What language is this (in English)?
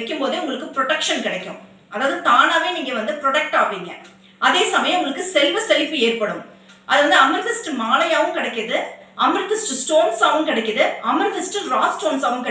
Tamil